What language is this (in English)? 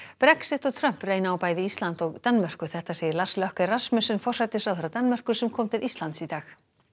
Icelandic